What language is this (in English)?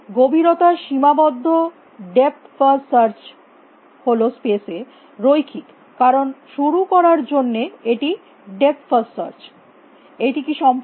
Bangla